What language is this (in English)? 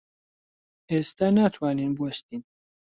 Central Kurdish